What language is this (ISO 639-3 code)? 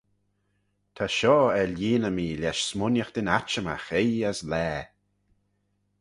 glv